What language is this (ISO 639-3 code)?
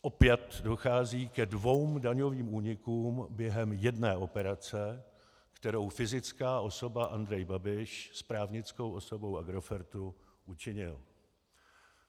ces